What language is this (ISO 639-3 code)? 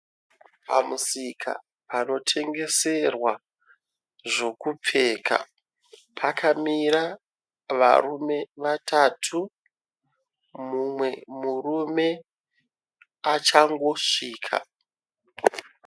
sna